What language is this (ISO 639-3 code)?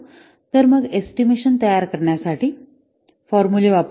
mar